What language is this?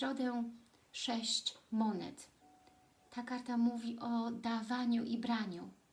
Polish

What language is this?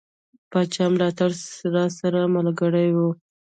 Pashto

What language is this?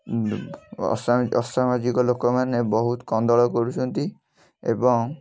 Odia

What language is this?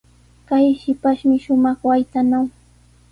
Sihuas Ancash Quechua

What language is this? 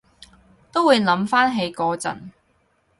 Cantonese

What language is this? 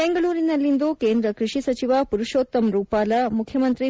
Kannada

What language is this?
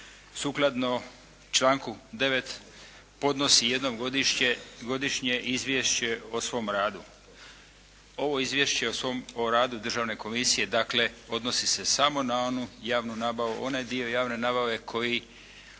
Croatian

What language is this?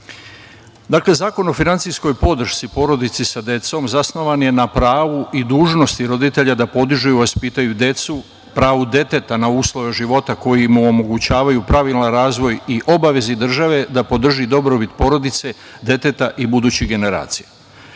Serbian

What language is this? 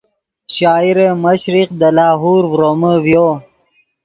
Yidgha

